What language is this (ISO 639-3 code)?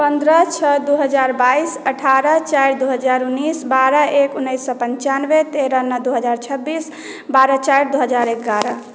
mai